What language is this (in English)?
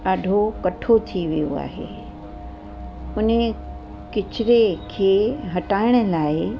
Sindhi